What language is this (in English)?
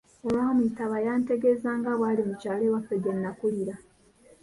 Ganda